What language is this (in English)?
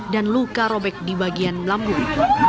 Indonesian